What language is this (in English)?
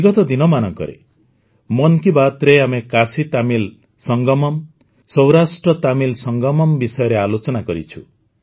Odia